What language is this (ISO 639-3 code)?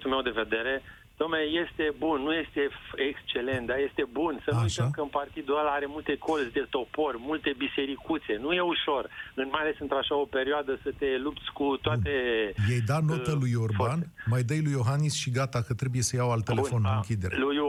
ron